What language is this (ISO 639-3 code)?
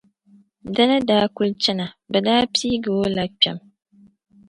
dag